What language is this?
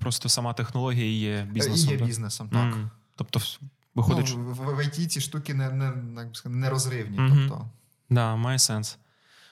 Ukrainian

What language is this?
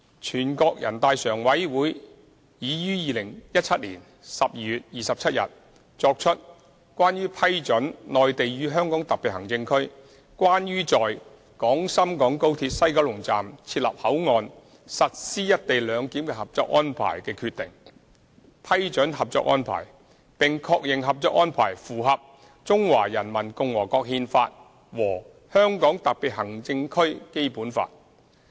Cantonese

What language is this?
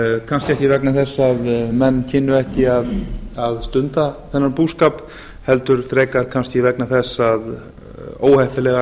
Icelandic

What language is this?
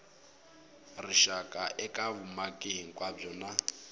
Tsonga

